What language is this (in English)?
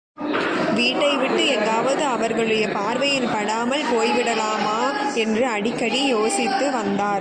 Tamil